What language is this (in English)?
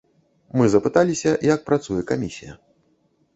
Belarusian